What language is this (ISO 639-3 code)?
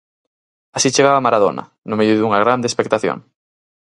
glg